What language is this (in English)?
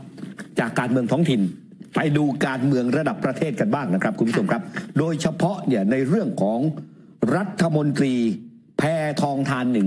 Thai